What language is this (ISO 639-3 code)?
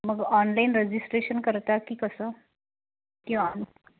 mar